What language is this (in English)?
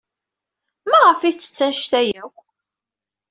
Kabyle